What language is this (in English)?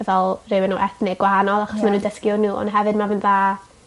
Welsh